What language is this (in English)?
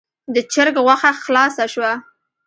Pashto